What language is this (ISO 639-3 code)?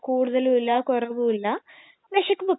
mal